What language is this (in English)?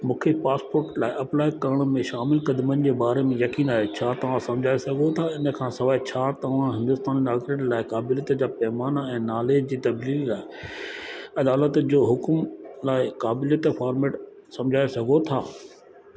Sindhi